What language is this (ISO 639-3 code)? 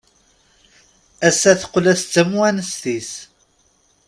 kab